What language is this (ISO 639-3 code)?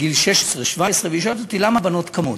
heb